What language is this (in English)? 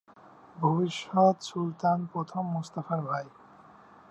Bangla